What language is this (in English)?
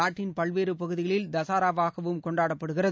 Tamil